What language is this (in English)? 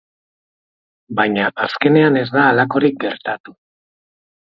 Basque